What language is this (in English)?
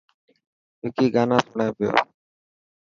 Dhatki